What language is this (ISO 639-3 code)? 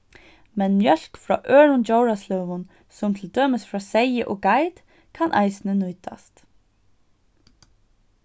fao